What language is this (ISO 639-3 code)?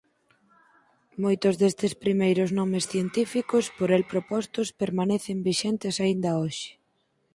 glg